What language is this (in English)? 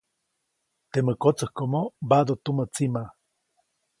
Copainalá Zoque